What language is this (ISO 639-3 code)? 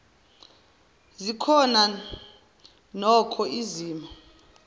zul